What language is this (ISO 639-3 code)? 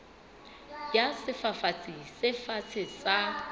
sot